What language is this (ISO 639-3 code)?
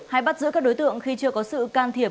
vie